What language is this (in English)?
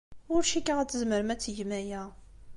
Kabyle